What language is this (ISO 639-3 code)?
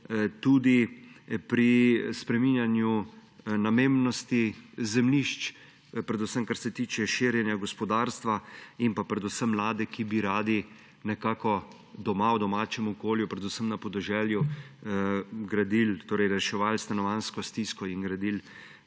slv